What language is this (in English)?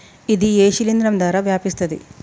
Telugu